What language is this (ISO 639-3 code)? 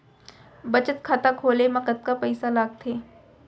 hne